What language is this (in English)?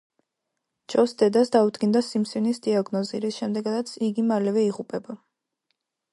Georgian